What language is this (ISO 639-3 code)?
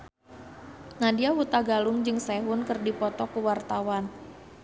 sun